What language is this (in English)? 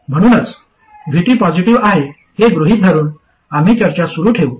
Marathi